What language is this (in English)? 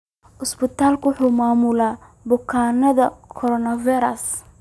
Somali